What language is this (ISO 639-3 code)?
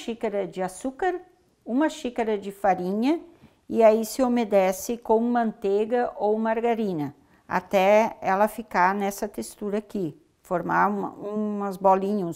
por